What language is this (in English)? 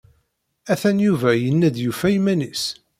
Kabyle